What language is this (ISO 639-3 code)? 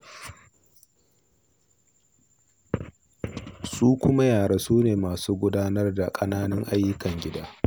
hau